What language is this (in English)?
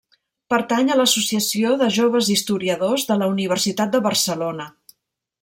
Catalan